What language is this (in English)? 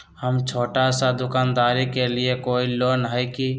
Magahi